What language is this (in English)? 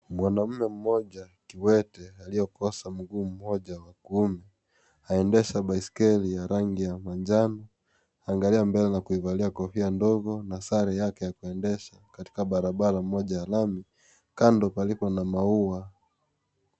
Swahili